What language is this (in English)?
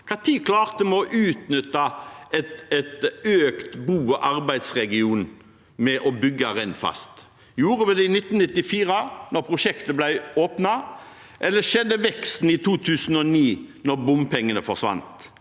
Norwegian